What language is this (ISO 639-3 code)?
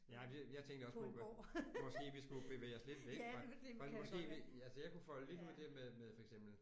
dan